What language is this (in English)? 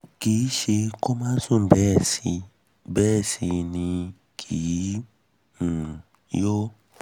Yoruba